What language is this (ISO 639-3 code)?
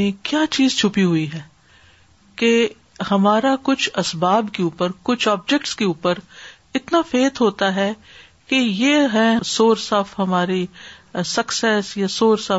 urd